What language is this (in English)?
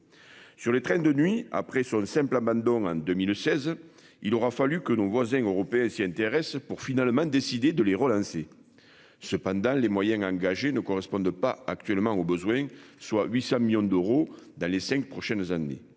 French